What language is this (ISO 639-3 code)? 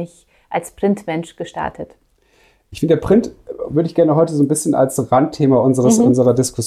deu